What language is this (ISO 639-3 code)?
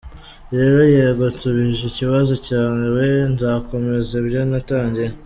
kin